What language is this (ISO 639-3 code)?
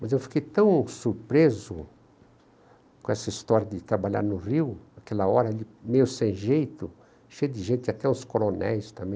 por